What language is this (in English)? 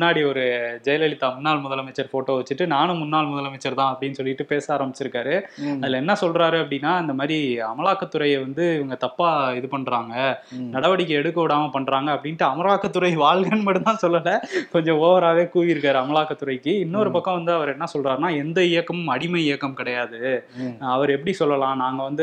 Tamil